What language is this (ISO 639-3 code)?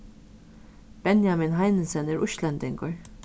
fao